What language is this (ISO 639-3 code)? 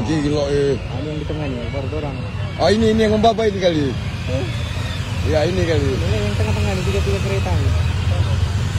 ara